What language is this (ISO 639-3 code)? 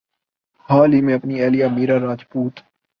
urd